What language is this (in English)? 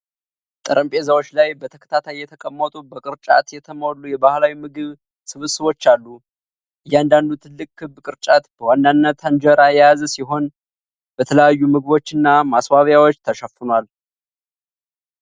Amharic